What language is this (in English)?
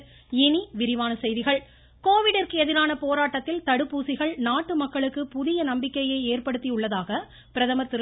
Tamil